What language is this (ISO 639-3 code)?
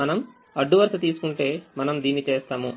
tel